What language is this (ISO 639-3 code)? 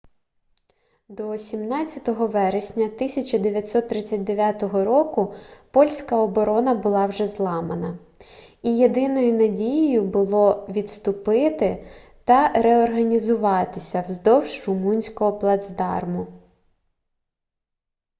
ukr